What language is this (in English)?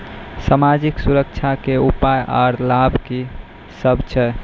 Maithili